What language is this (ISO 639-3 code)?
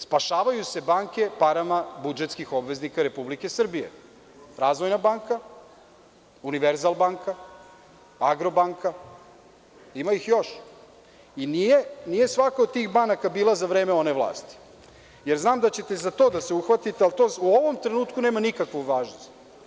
srp